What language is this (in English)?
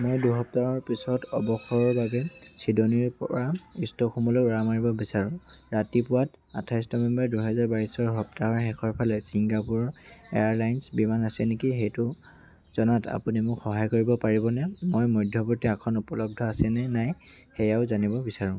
Assamese